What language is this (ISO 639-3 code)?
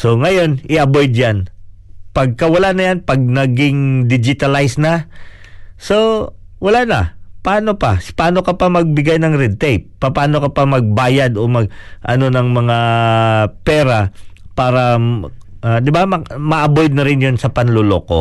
fil